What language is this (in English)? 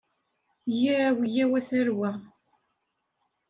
Kabyle